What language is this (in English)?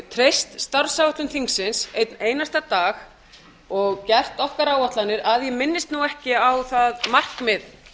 Icelandic